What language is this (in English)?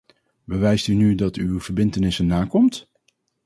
Dutch